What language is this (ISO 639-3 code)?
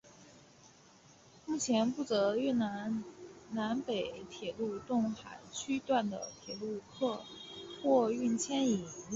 zho